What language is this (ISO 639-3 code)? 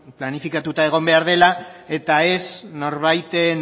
eus